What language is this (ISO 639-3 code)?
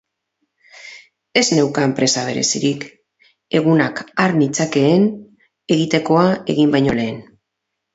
eus